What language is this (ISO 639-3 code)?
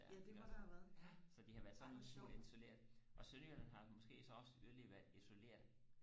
dan